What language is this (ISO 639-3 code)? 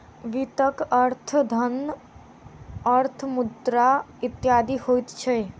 mai